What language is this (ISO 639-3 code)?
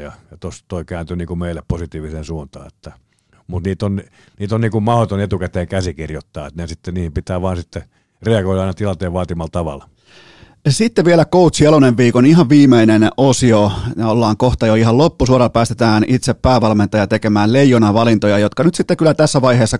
fin